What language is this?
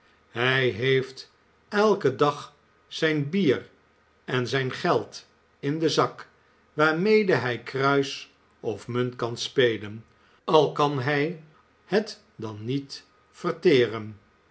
Dutch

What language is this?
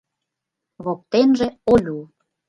Mari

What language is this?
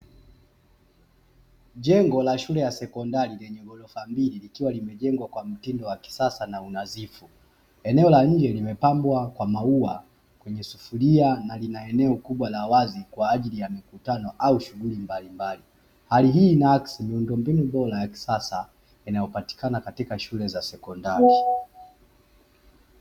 Swahili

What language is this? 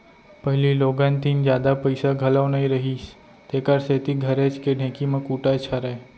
Chhattisgarhi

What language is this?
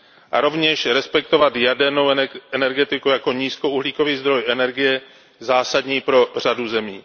Czech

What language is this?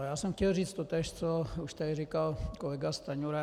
Czech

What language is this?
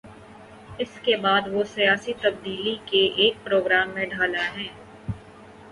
Urdu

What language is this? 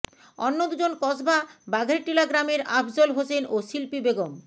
Bangla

